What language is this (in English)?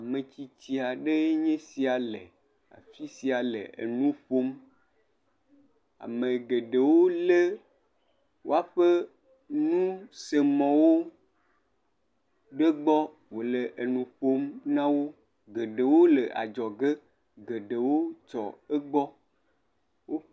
Ewe